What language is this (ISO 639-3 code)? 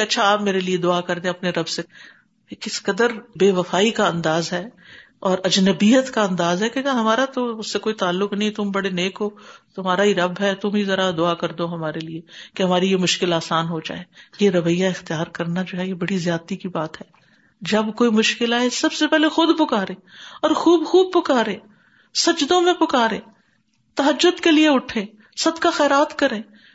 urd